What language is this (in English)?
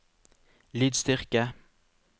Norwegian